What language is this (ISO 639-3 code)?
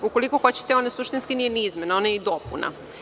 srp